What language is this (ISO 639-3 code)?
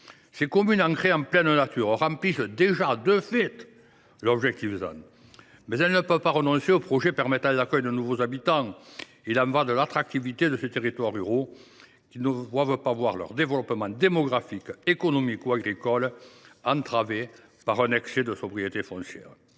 fra